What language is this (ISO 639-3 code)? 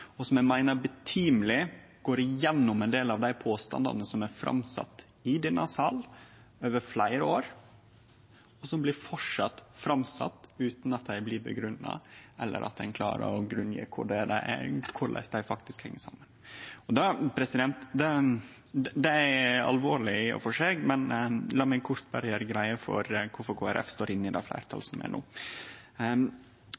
nno